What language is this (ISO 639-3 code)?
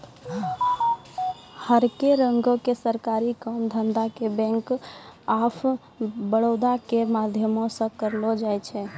mai